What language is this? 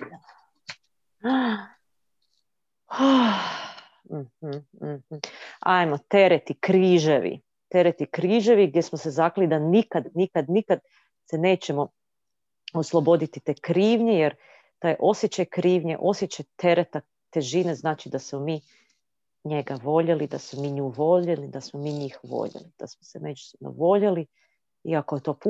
Croatian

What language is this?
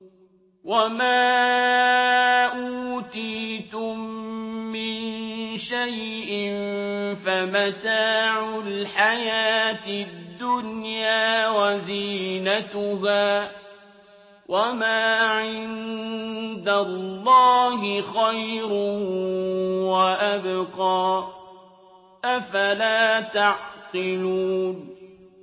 Arabic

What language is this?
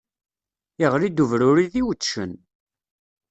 Kabyle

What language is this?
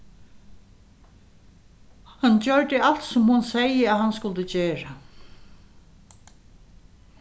Faroese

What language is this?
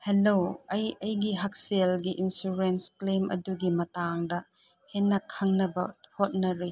Manipuri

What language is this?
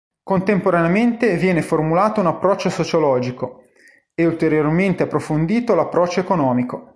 Italian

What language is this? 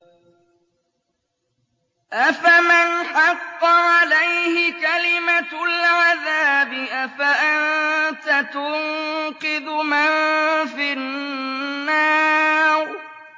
Arabic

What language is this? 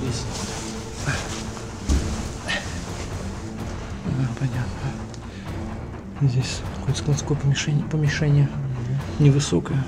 Russian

